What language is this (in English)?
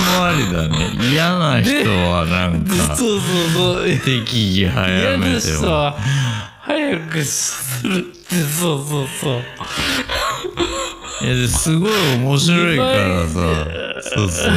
Japanese